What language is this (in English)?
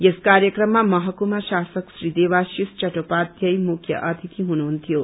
Nepali